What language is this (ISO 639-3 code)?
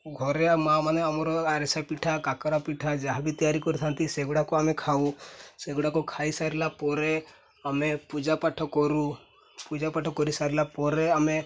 ori